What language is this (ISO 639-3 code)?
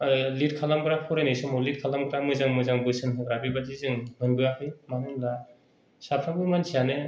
brx